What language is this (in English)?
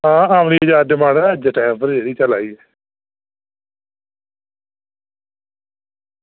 Dogri